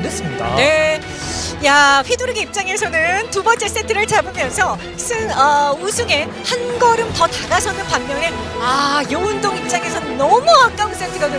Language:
Korean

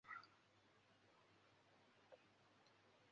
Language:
Chinese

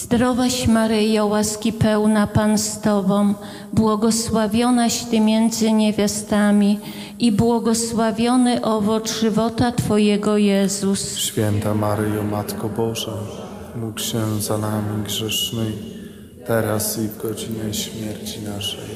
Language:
Polish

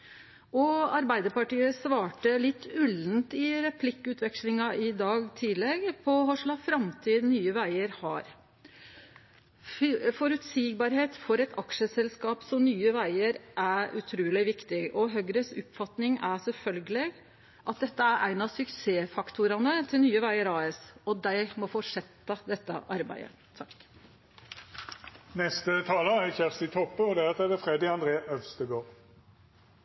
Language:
Norwegian Nynorsk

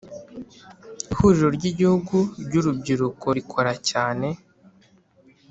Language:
Kinyarwanda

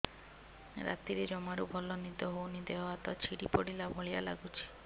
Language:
Odia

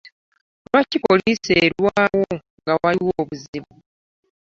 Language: Ganda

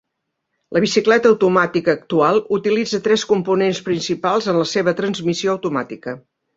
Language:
Catalan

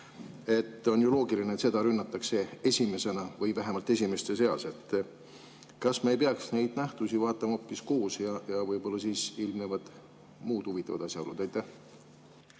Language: Estonian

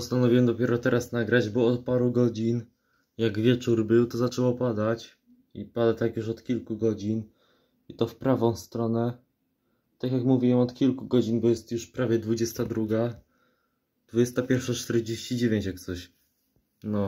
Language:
Polish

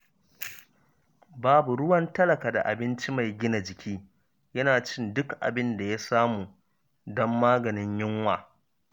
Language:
Hausa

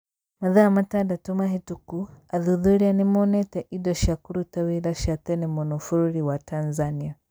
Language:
Kikuyu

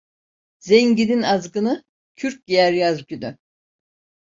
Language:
Turkish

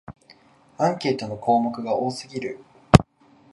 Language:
Japanese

